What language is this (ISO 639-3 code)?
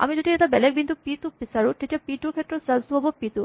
asm